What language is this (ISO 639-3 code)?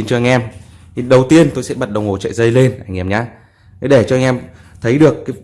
vie